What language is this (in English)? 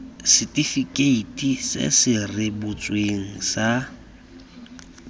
Tswana